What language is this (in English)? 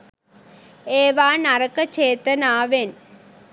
Sinhala